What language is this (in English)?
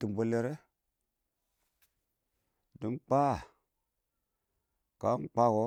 Awak